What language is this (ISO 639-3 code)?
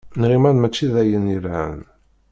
kab